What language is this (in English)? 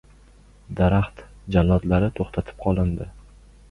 Uzbek